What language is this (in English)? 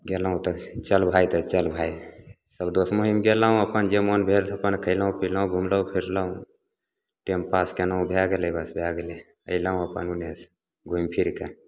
Maithili